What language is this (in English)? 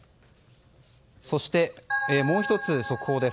Japanese